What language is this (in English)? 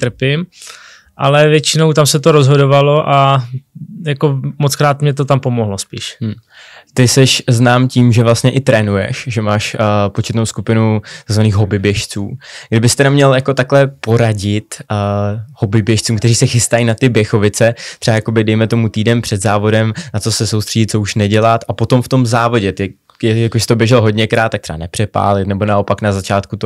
Czech